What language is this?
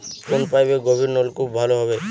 Bangla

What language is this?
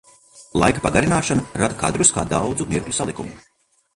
Latvian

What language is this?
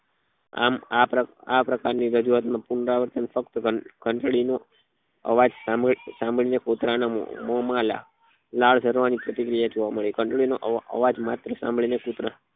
Gujarati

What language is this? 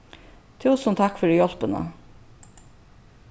Faroese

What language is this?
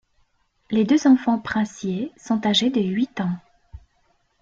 French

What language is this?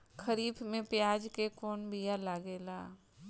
Bhojpuri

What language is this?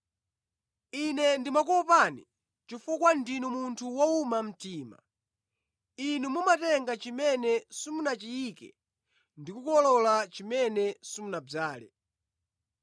Nyanja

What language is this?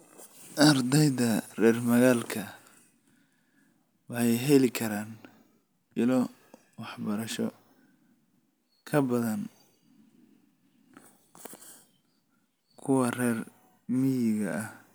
Somali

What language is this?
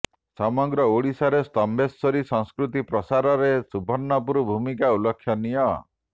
Odia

